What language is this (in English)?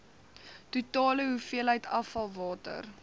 Afrikaans